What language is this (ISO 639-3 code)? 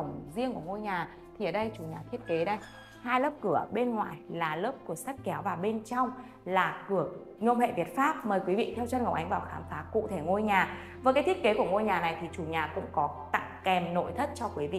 vie